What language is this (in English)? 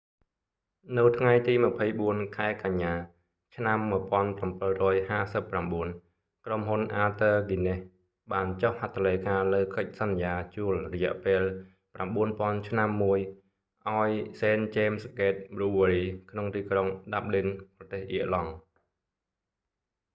Khmer